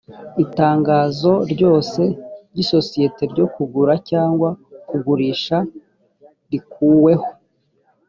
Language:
Kinyarwanda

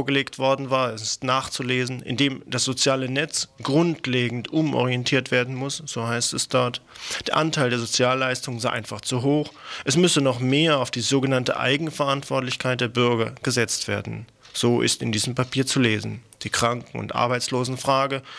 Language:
German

